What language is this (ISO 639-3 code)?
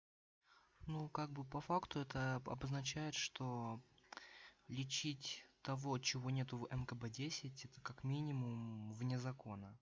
rus